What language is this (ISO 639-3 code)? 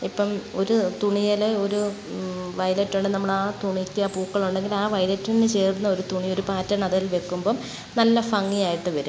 mal